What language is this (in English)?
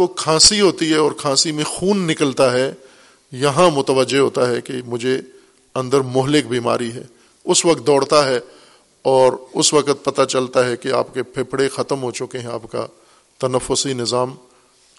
Urdu